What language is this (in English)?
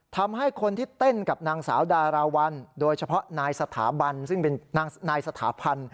Thai